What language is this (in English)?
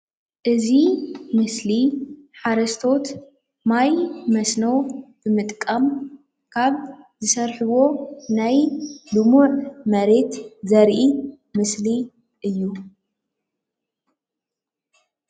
Tigrinya